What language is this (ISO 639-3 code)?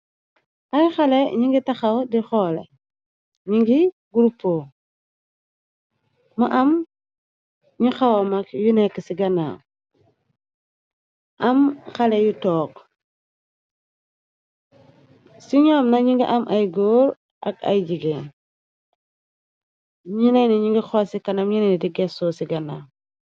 wol